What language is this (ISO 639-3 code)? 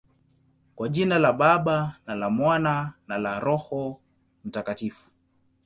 swa